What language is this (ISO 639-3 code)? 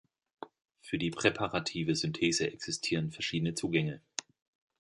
deu